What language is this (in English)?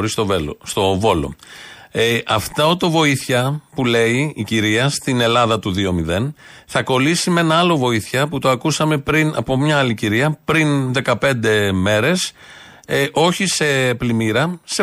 Greek